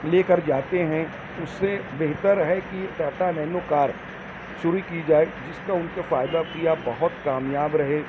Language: Urdu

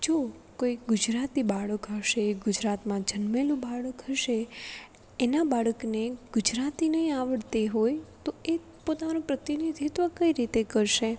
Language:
Gujarati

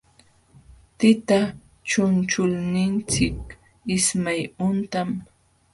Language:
Jauja Wanca Quechua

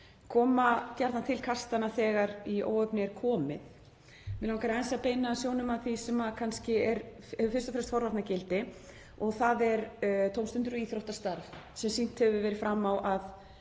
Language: Icelandic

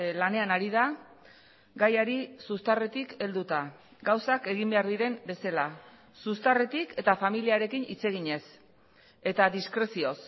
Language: Basque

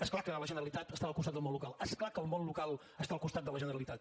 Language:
Catalan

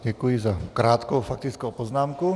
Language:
Czech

